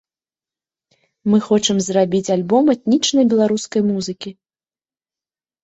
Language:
Belarusian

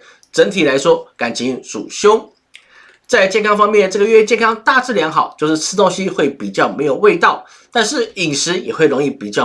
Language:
Chinese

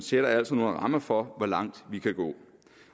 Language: Danish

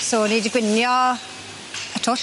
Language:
Welsh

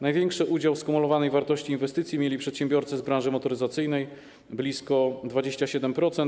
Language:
Polish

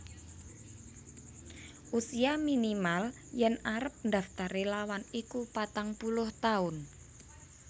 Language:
Javanese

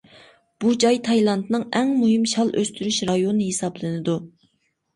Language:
Uyghur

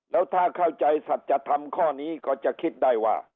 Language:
Thai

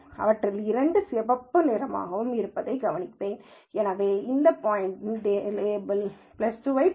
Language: Tamil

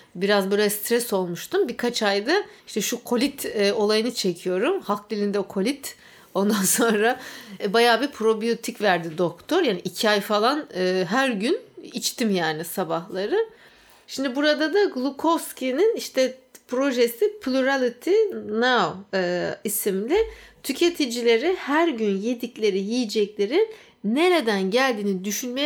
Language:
Turkish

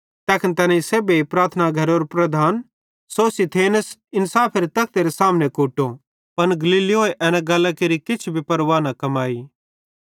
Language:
Bhadrawahi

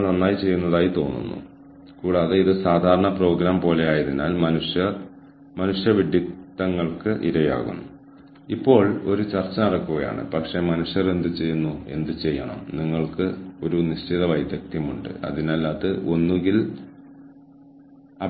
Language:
Malayalam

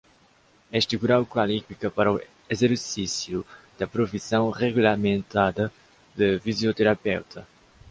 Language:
Portuguese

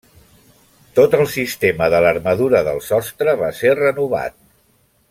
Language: Catalan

